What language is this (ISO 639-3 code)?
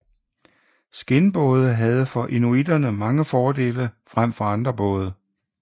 dan